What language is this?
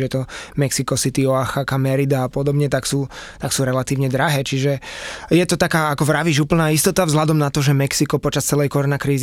Slovak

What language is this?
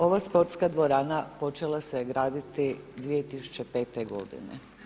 Croatian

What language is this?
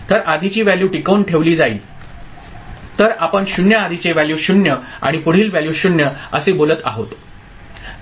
Marathi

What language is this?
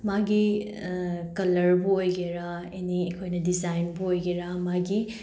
Manipuri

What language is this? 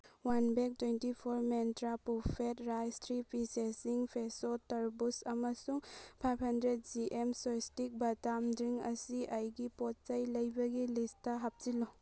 Manipuri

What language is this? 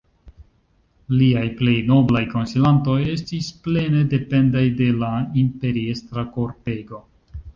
Esperanto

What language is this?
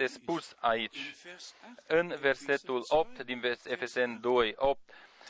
Romanian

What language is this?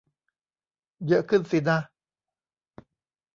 Thai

